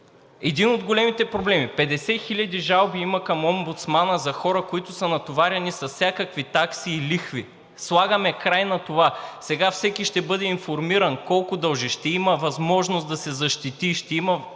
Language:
Bulgarian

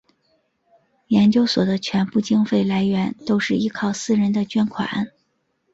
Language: Chinese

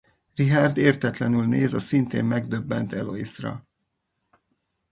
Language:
Hungarian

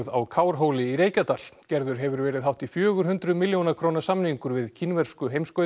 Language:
Icelandic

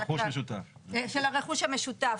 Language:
Hebrew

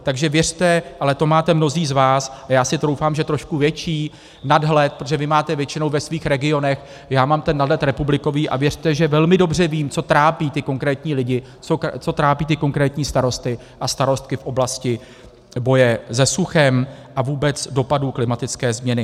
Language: Czech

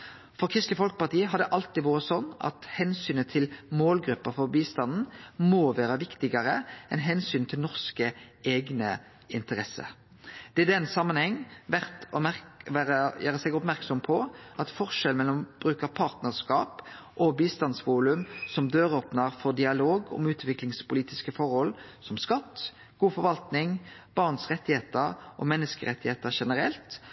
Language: Norwegian Nynorsk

